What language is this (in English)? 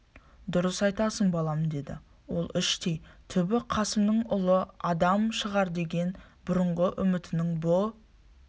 Kazakh